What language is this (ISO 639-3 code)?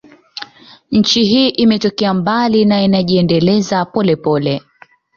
swa